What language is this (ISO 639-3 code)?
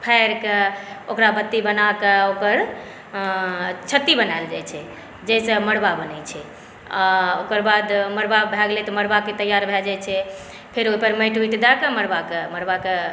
mai